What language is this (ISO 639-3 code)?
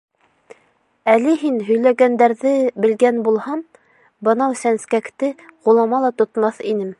bak